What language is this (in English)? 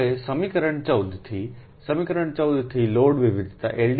Gujarati